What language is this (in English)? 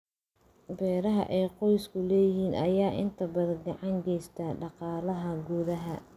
Somali